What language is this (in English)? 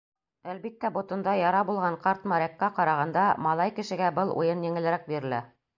Bashkir